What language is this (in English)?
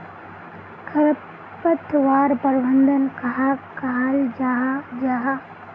Magahi